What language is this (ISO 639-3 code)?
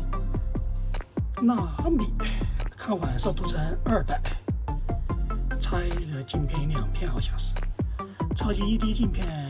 zho